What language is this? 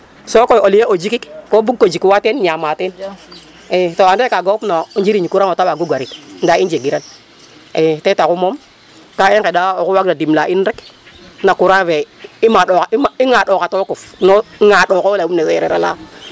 Serer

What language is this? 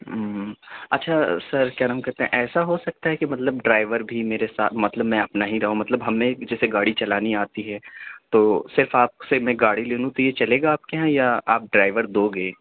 Urdu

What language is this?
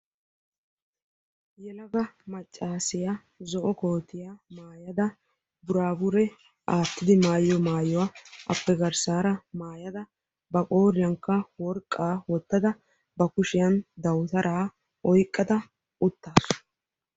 Wolaytta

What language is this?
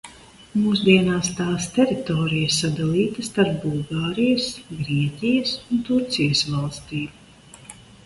Latvian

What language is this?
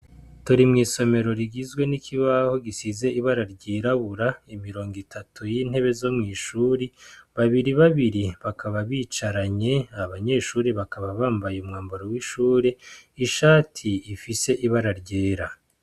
Rundi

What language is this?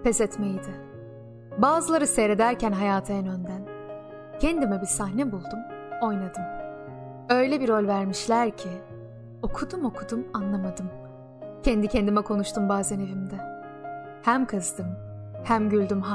Turkish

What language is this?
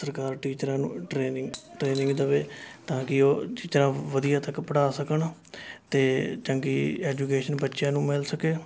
Punjabi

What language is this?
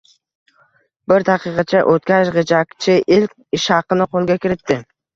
Uzbek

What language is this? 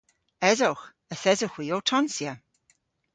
Cornish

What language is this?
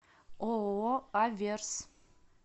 Russian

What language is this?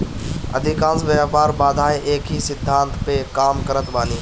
Bhojpuri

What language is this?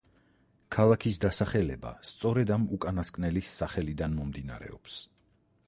Georgian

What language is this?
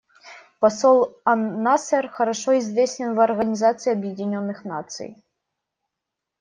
Russian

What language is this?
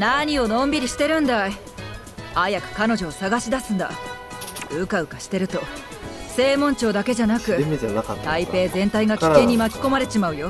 Japanese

